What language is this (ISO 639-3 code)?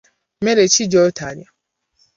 lug